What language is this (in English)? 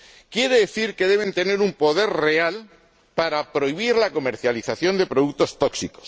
Spanish